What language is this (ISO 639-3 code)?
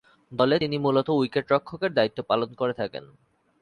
ben